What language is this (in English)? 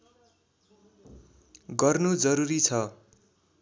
Nepali